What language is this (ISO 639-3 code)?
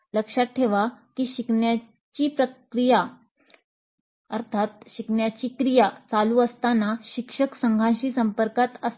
mar